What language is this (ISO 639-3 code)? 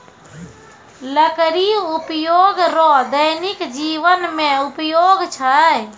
mai